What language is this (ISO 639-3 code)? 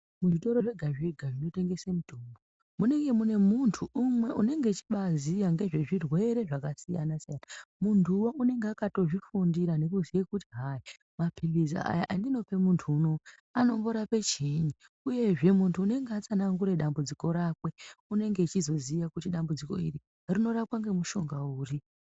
ndc